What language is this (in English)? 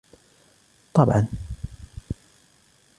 Arabic